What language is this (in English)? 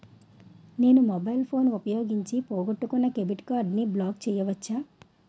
Telugu